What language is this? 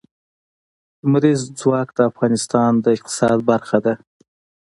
Pashto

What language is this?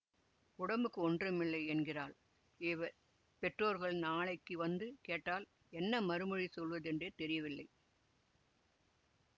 Tamil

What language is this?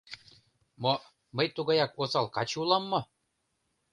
Mari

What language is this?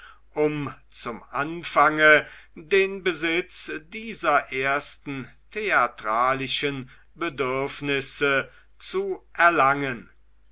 German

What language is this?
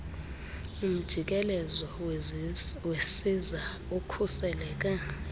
Xhosa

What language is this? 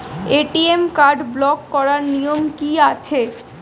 Bangla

